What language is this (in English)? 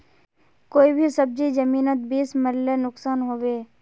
Magahi